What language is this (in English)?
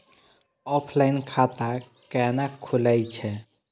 Maithili